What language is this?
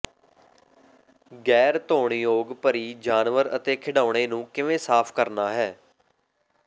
Punjabi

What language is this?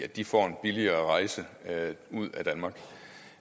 Danish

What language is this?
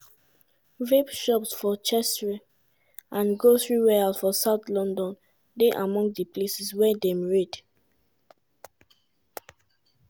Nigerian Pidgin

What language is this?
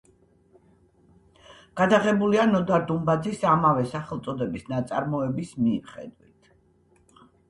Georgian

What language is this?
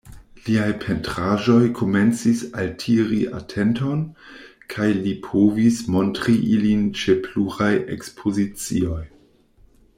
Esperanto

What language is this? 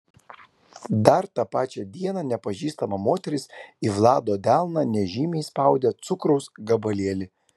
Lithuanian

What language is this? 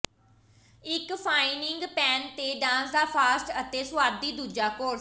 Punjabi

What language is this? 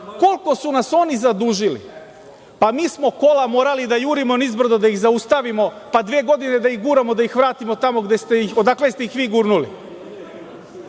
Serbian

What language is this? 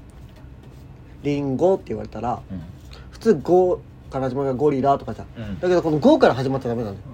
Japanese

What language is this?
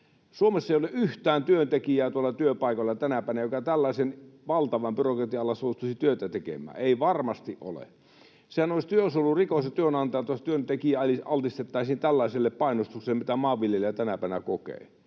Finnish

